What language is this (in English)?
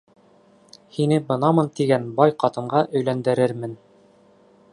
Bashkir